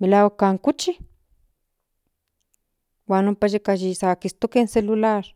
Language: Central Nahuatl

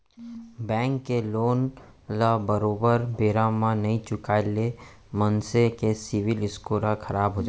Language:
Chhattisgarhi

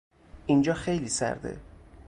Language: Persian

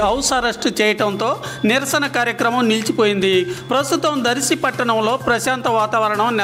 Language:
Telugu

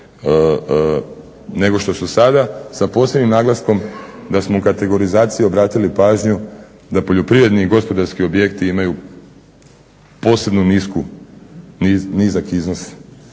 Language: Croatian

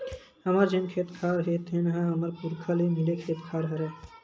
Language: Chhattisgarhi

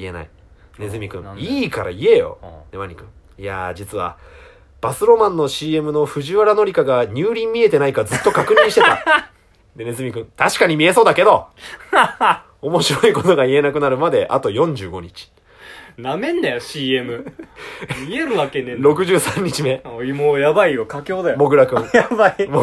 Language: Japanese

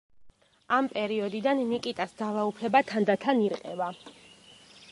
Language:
Georgian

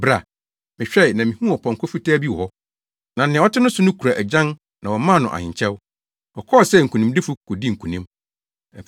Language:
Akan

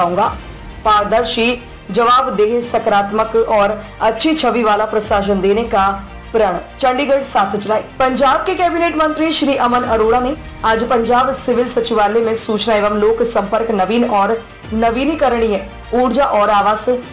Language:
Hindi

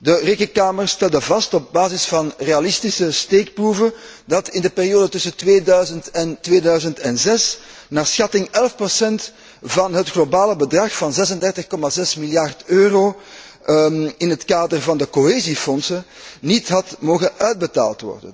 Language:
Dutch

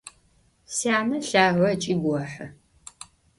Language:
Adyghe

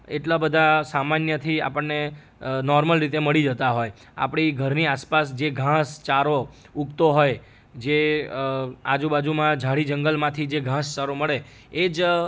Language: Gujarati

